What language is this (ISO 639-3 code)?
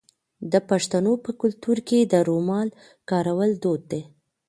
pus